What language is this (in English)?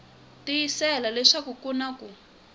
Tsonga